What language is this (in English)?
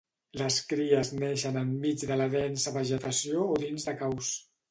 Catalan